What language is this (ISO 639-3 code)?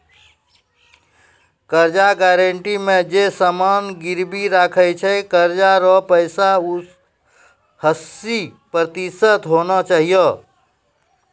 mai